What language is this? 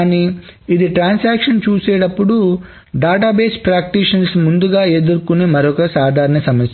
Telugu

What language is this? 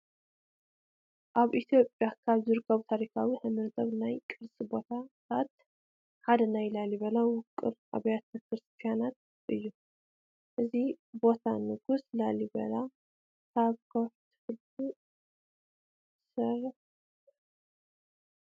Tigrinya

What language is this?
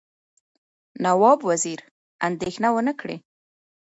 Pashto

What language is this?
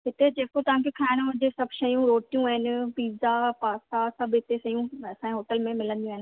Sindhi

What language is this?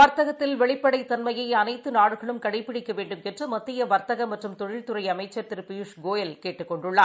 Tamil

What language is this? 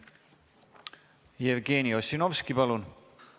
Estonian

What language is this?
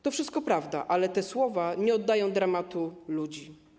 Polish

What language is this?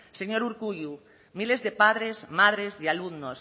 Spanish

